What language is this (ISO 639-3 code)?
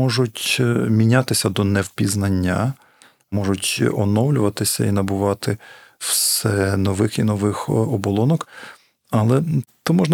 ukr